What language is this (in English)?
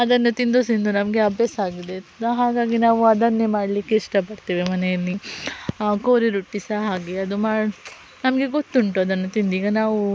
Kannada